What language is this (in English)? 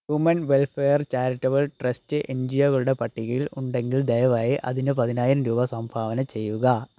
Malayalam